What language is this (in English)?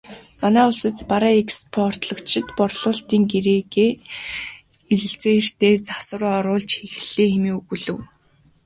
Mongolian